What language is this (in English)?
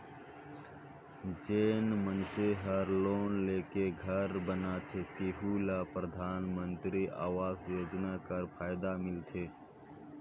Chhattisgarhi